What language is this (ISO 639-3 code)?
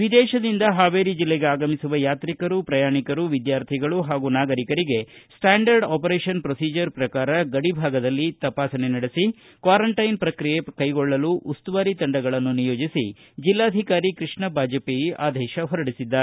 kan